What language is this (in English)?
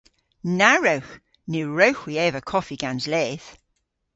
Cornish